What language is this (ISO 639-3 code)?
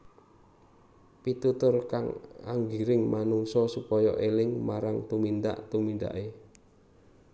jav